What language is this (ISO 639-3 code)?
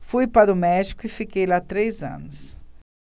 por